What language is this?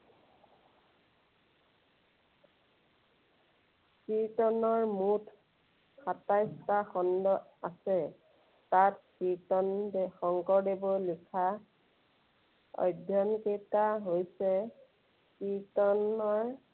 Assamese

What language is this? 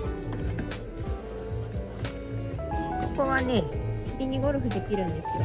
Japanese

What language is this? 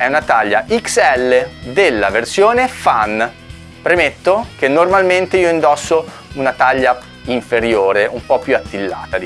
Italian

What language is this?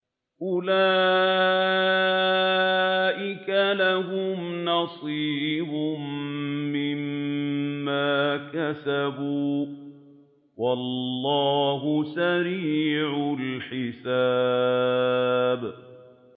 Arabic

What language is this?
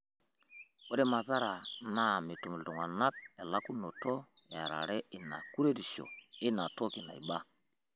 Masai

